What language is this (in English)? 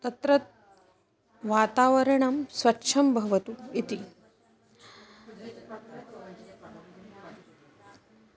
Sanskrit